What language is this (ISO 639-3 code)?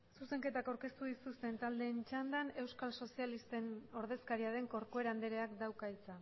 eus